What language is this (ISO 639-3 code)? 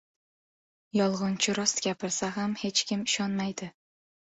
uzb